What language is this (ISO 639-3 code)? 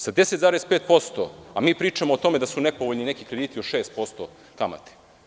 srp